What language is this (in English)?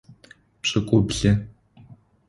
Adyghe